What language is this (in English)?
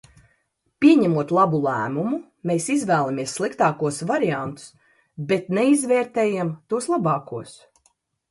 Latvian